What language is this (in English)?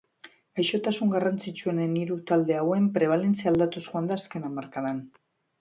Basque